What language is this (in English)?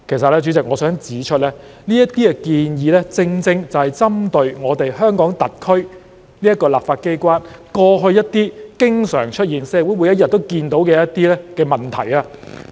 Cantonese